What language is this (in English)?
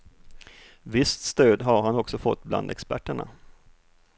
Swedish